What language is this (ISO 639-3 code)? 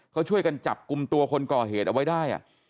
tha